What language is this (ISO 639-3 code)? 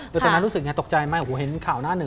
tha